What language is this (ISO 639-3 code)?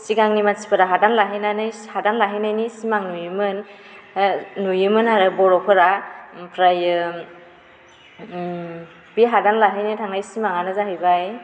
brx